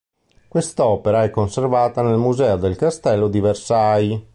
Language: Italian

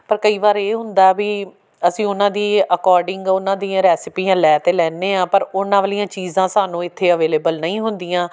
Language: Punjabi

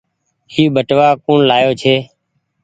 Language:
Goaria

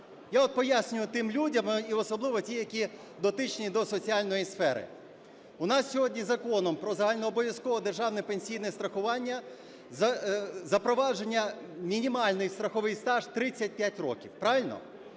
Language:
Ukrainian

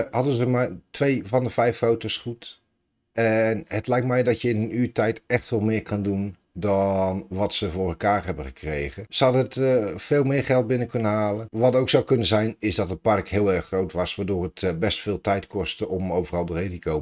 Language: Dutch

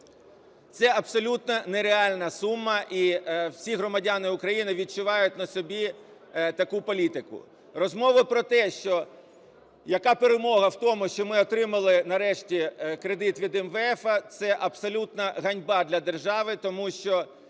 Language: Ukrainian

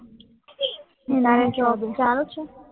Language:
Gujarati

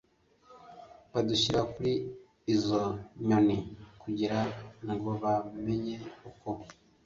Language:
Kinyarwanda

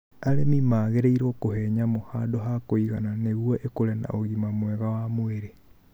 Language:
Kikuyu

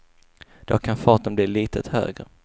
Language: Swedish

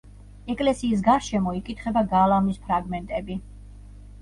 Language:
Georgian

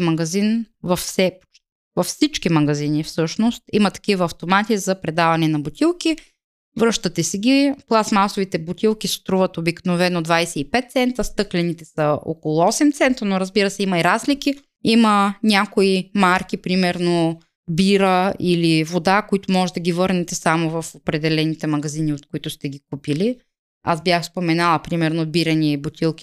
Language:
Bulgarian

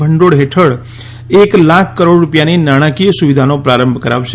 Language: Gujarati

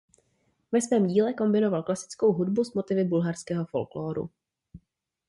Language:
Czech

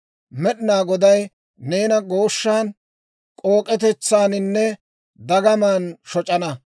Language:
Dawro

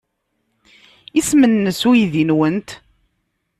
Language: Kabyle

